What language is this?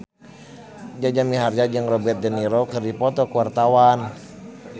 Sundanese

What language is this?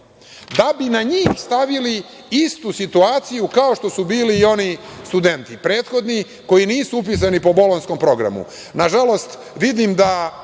Serbian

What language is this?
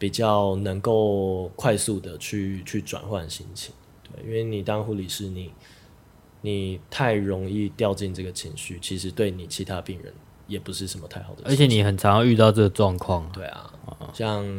Chinese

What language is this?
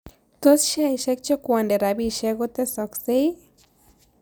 Kalenjin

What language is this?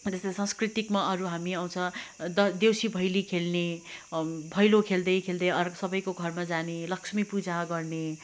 Nepali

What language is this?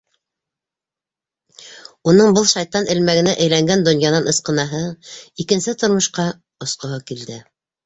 Bashkir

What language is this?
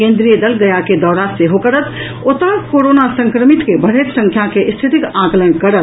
Maithili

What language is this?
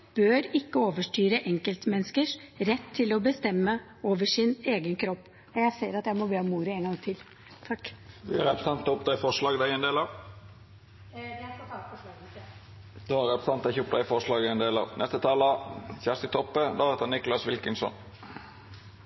Norwegian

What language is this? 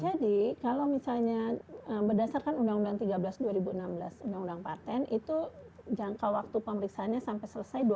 Indonesian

